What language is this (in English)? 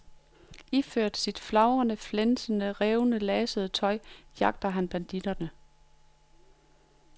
Danish